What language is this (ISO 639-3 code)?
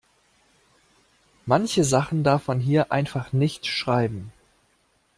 deu